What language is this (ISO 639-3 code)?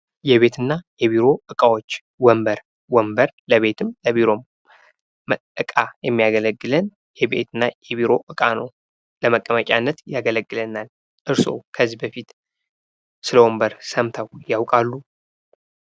amh